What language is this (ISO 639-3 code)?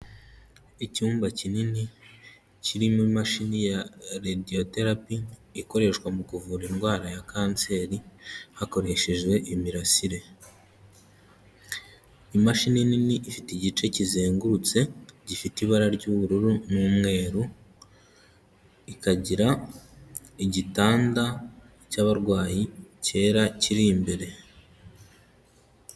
kin